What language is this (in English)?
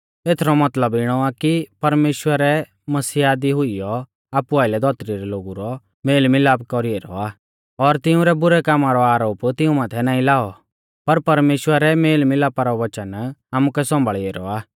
Mahasu Pahari